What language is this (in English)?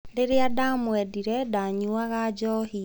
Kikuyu